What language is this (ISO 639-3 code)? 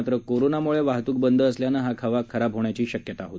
mar